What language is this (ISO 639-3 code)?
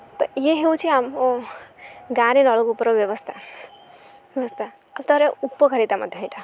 ori